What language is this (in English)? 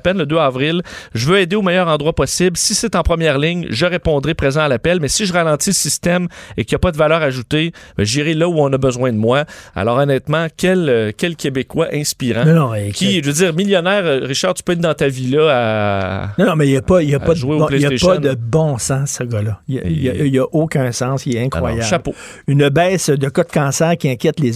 French